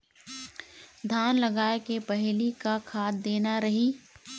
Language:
Chhattisgarhi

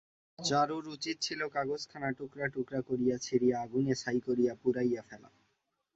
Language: Bangla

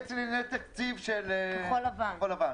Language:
Hebrew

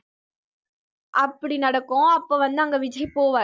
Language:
Tamil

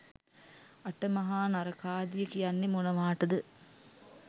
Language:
Sinhala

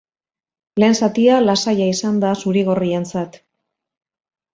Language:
Basque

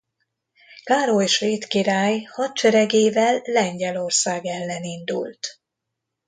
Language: Hungarian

